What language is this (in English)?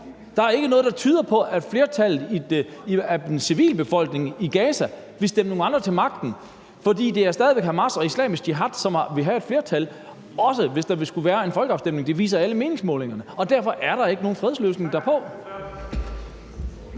Danish